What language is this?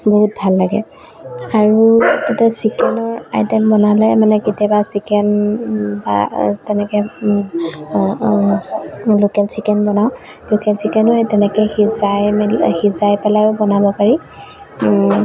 Assamese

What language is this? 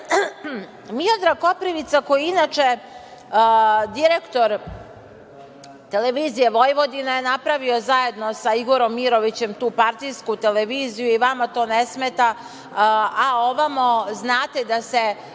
Serbian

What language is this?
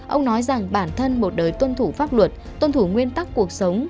Vietnamese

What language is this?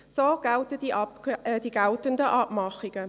Swiss German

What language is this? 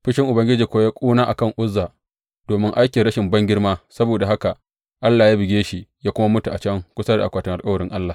Hausa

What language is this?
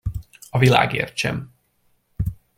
Hungarian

